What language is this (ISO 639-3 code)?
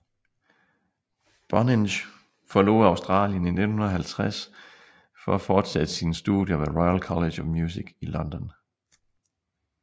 dan